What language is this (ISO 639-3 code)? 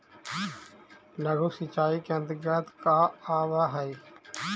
mag